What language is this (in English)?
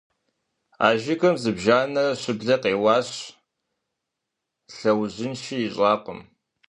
Kabardian